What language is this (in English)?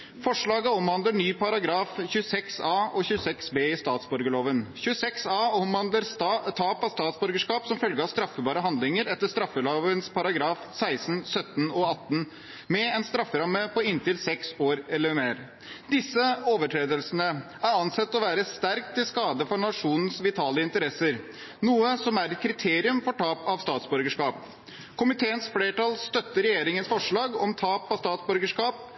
Norwegian Bokmål